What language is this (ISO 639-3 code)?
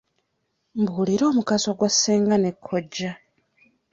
lug